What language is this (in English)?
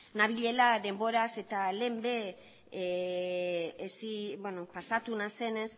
Basque